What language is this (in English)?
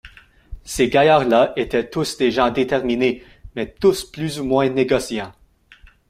French